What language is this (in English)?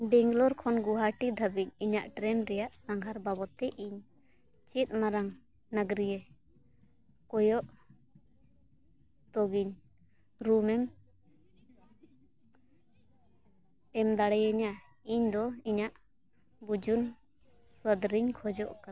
Santali